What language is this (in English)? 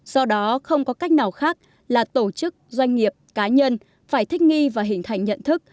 Vietnamese